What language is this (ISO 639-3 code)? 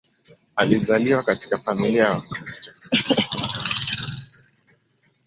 swa